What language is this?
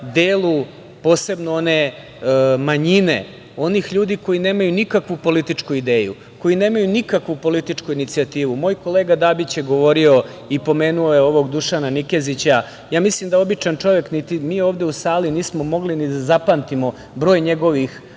Serbian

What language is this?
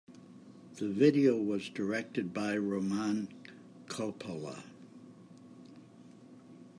English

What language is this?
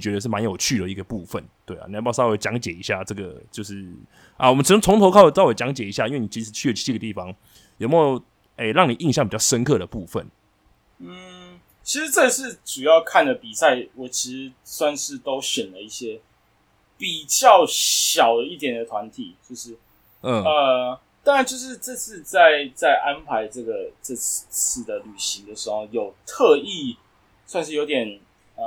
Chinese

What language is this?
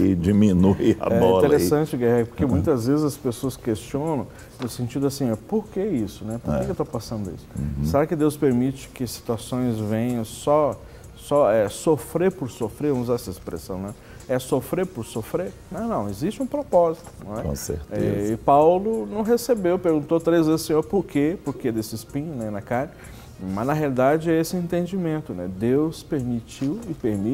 Portuguese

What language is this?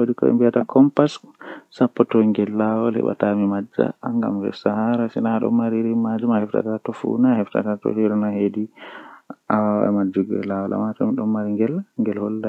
Western Niger Fulfulde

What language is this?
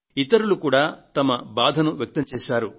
Telugu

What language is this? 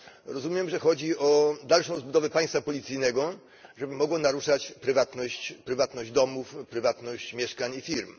Polish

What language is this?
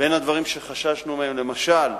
Hebrew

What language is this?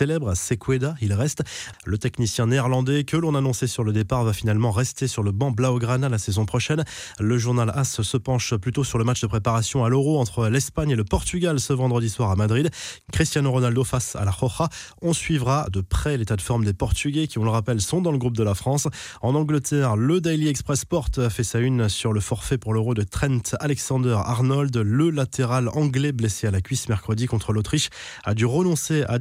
French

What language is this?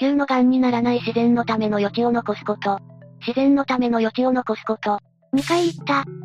Japanese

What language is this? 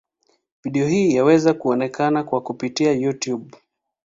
Swahili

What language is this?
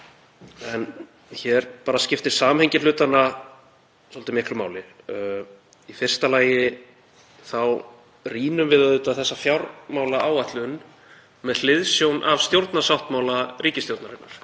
Icelandic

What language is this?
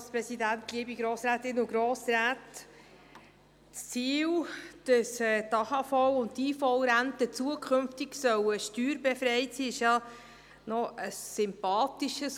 Swiss German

